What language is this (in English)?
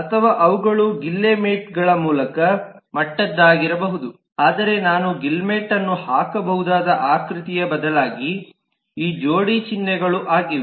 Kannada